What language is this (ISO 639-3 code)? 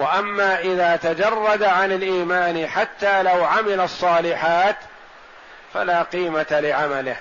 ara